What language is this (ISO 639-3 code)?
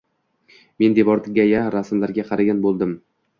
uzb